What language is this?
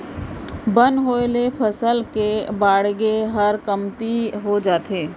Chhattisgarhi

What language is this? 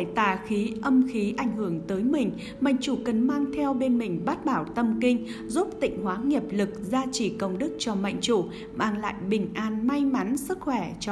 Vietnamese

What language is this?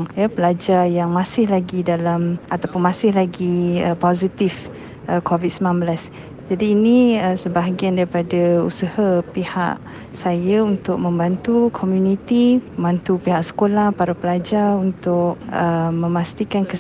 Malay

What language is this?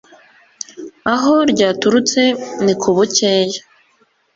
Kinyarwanda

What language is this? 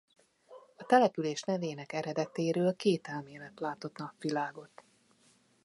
Hungarian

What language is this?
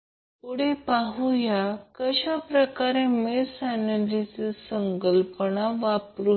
Marathi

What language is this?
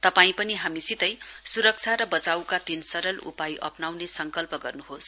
Nepali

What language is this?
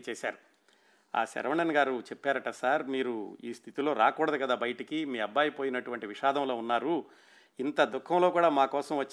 Telugu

